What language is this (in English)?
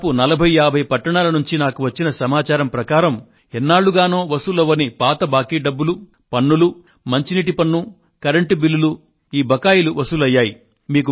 Telugu